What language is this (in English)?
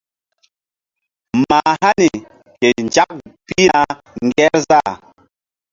Mbum